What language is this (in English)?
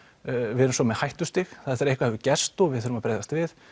Icelandic